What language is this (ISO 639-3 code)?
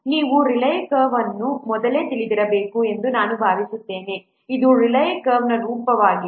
kan